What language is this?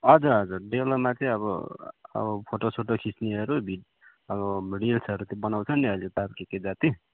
Nepali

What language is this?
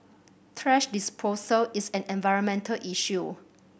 English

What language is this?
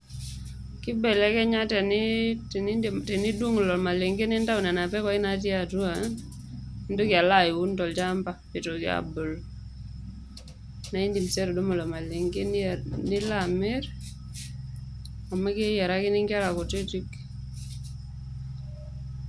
Masai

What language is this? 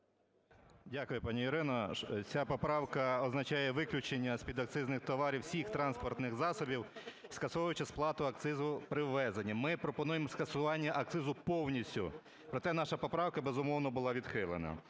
Ukrainian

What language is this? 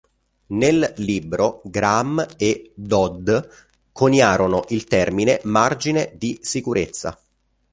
Italian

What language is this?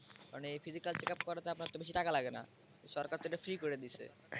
Bangla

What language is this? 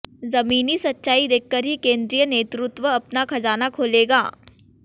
Hindi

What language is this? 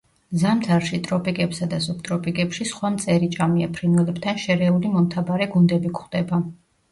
Georgian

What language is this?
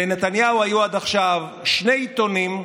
Hebrew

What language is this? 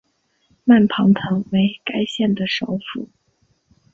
Chinese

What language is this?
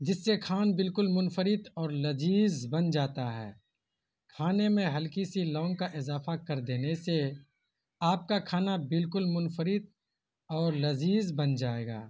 Urdu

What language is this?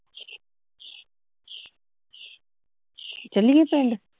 Punjabi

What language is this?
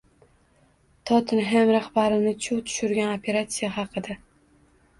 Uzbek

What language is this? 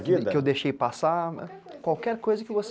Portuguese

